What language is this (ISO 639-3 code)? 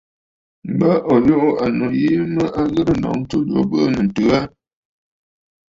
bfd